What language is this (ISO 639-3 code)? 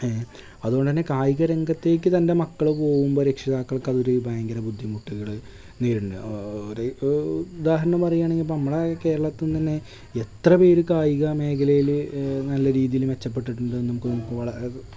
mal